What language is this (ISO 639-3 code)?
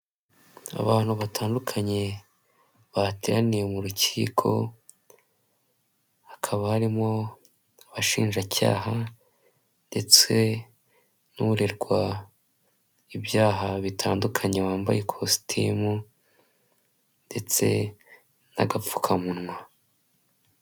kin